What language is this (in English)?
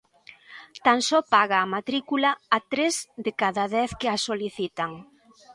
Galician